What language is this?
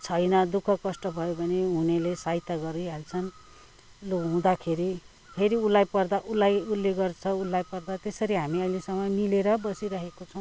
Nepali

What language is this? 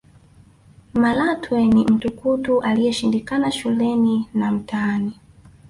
Swahili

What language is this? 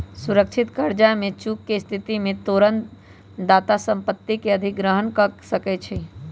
Magahi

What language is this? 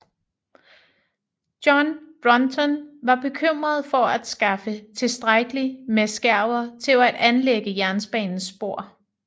Danish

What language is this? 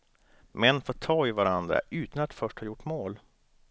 Swedish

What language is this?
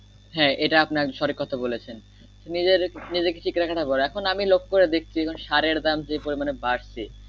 Bangla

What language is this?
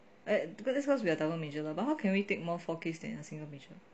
English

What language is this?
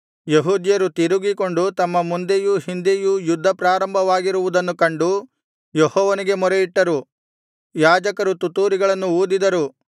Kannada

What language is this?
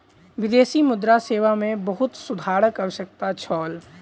Maithili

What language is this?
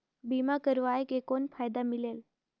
Chhattisgarhi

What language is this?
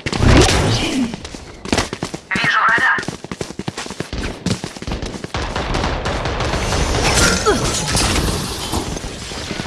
Russian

